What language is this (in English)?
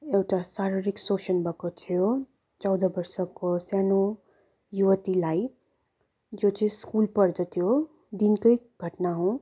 Nepali